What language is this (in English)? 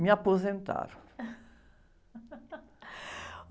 Portuguese